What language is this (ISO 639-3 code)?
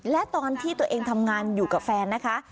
tha